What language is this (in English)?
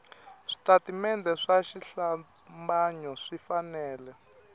Tsonga